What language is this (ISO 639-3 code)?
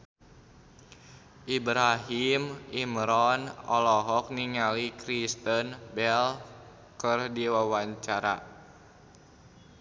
sun